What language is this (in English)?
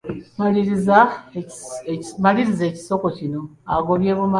Ganda